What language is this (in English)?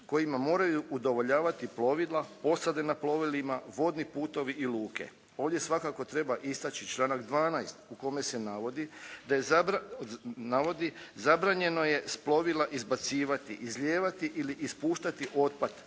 Croatian